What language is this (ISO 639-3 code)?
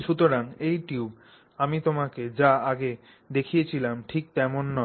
ben